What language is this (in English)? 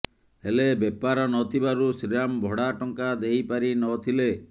Odia